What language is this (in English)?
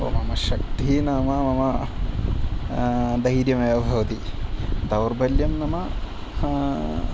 Sanskrit